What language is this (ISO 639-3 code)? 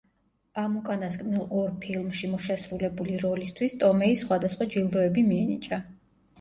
kat